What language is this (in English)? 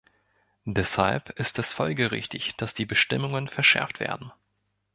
German